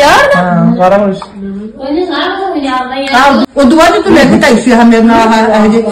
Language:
Punjabi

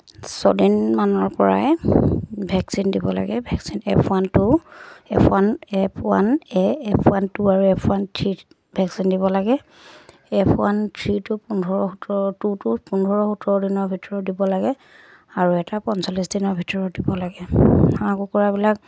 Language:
Assamese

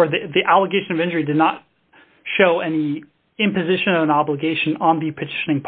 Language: English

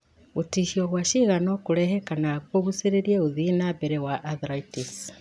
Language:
Kikuyu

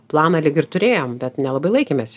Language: Lithuanian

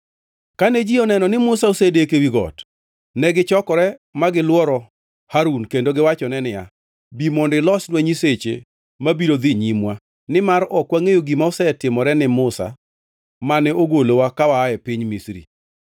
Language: Luo (Kenya and Tanzania)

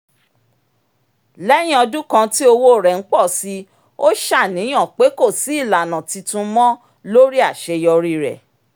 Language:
Yoruba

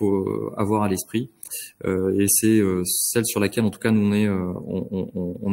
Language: French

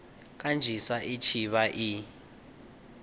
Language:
Venda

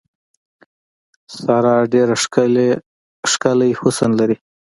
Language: Pashto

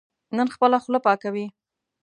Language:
Pashto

